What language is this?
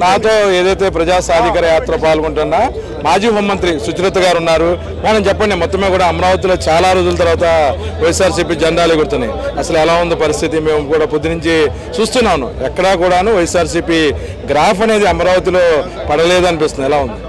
Telugu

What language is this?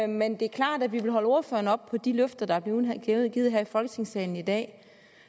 Danish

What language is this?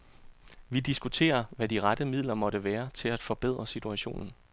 Danish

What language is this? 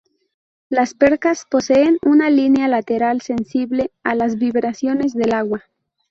Spanish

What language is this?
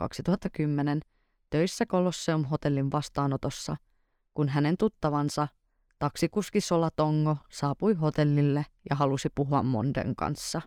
Finnish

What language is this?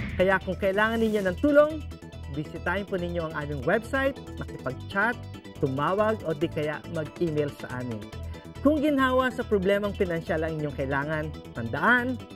Filipino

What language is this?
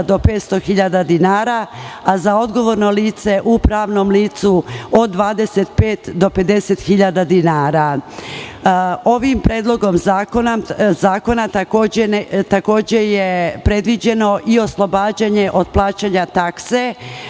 Serbian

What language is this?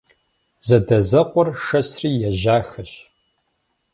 Kabardian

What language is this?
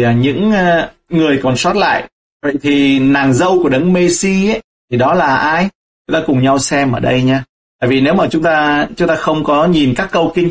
Vietnamese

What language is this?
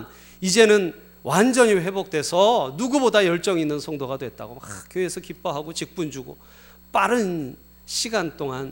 Korean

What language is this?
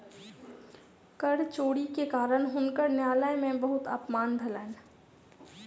Maithili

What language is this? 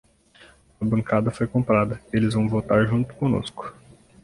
Portuguese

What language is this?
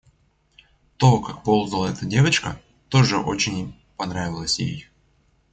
Russian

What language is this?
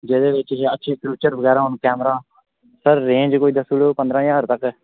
Dogri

